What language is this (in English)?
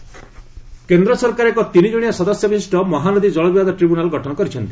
Odia